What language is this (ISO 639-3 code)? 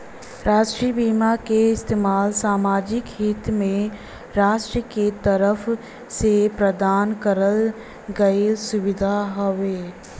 bho